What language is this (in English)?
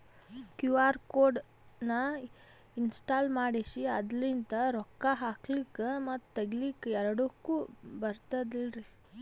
Kannada